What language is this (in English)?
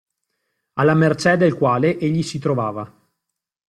Italian